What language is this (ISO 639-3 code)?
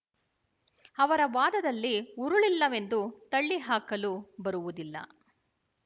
kan